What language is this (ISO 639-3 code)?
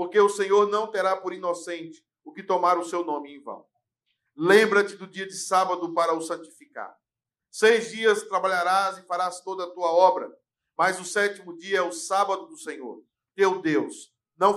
por